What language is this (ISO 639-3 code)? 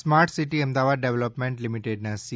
guj